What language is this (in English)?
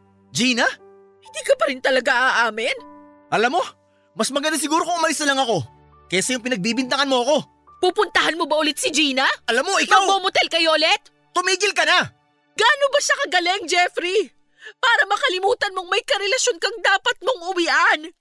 Filipino